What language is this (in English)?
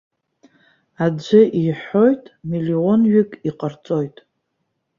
Abkhazian